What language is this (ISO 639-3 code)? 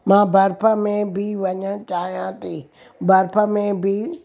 snd